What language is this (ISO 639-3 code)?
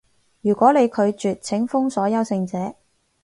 yue